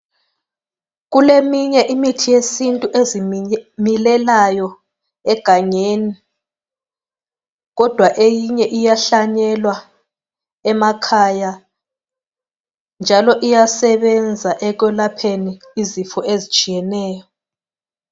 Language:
North Ndebele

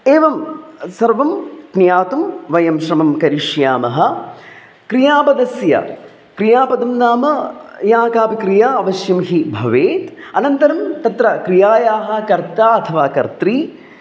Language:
Sanskrit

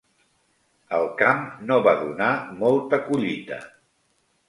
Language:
Catalan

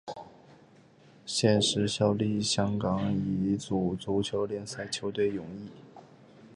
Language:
Chinese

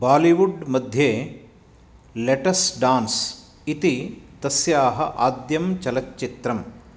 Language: Sanskrit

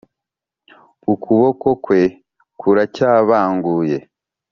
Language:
Kinyarwanda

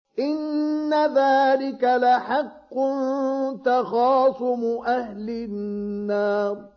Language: Arabic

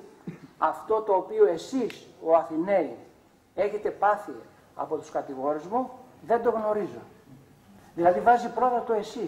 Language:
Greek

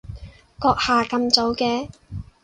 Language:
Cantonese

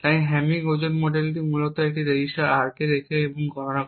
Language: Bangla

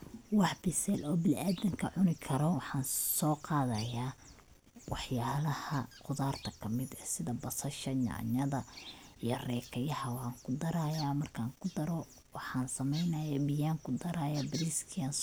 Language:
Somali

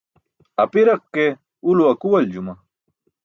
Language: Burushaski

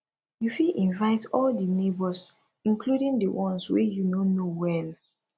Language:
Nigerian Pidgin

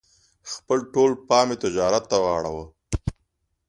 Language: Pashto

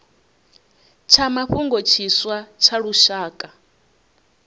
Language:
Venda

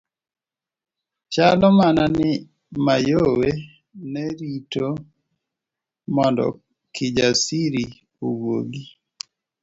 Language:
Luo (Kenya and Tanzania)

